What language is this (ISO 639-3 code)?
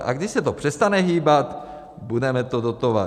ces